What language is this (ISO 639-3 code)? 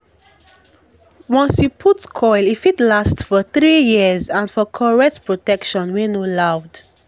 pcm